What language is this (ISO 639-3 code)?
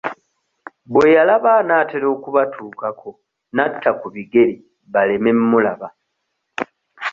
lug